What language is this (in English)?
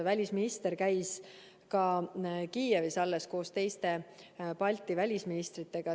Estonian